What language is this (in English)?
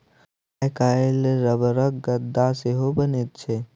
Maithili